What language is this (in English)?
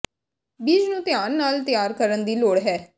Punjabi